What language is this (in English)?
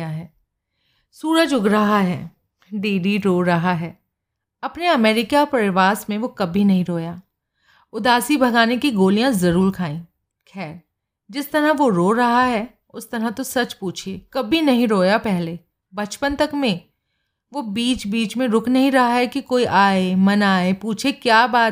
Hindi